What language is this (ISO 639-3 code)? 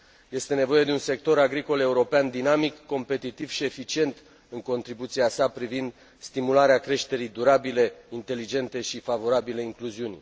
ron